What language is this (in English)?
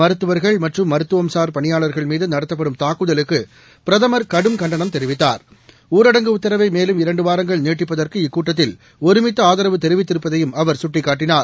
Tamil